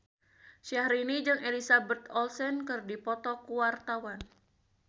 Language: Sundanese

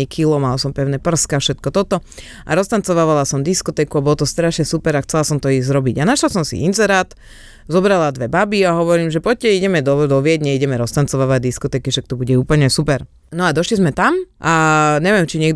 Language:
Slovak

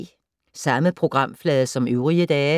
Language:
Danish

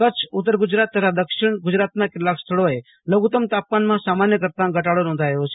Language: Gujarati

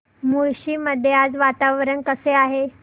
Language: Marathi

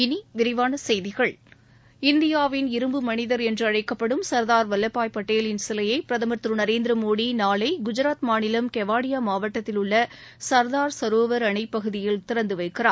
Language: Tamil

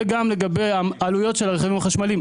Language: Hebrew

